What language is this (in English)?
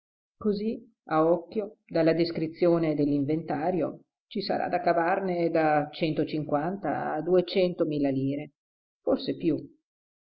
Italian